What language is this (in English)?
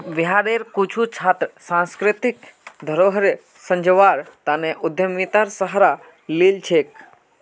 Magahi